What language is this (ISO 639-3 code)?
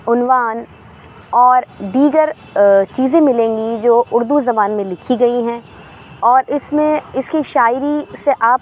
urd